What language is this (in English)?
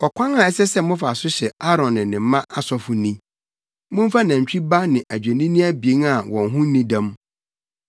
Akan